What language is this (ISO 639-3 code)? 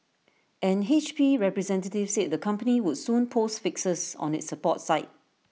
eng